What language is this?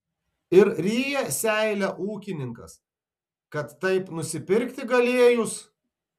Lithuanian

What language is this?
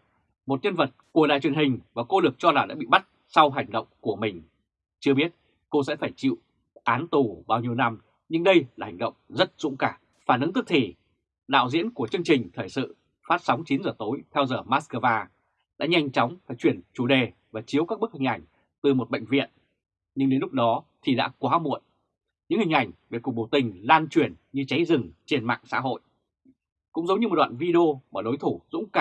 Vietnamese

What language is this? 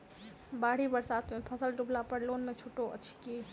Maithili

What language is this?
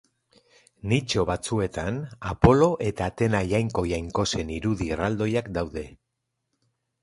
Basque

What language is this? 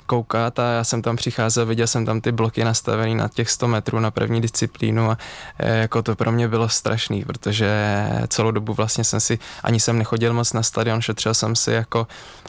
Czech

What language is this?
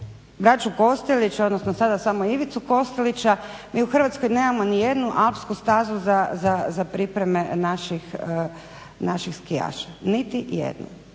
Croatian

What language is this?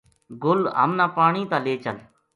Gujari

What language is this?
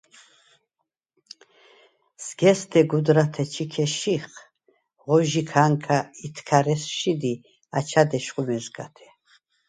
Svan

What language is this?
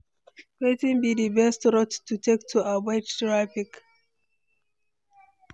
Nigerian Pidgin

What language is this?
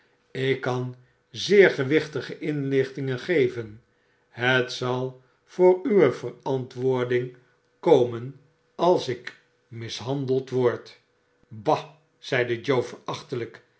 Dutch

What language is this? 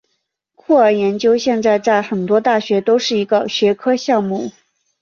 Chinese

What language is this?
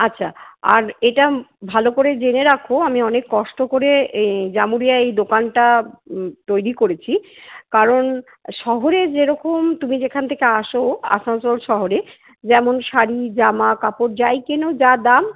Bangla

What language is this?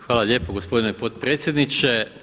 Croatian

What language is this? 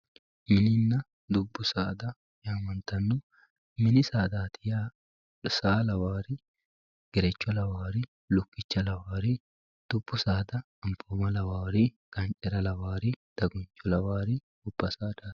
Sidamo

